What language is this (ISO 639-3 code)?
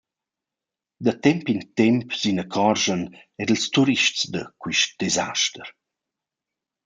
roh